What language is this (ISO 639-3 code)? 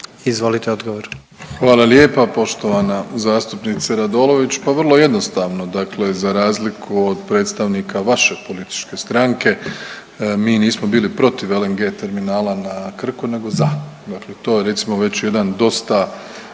hrv